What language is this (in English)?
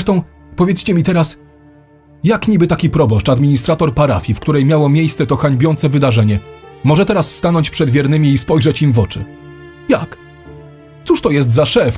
Polish